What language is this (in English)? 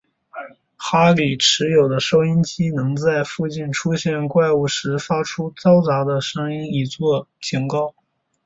Chinese